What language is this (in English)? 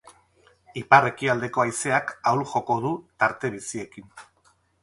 Basque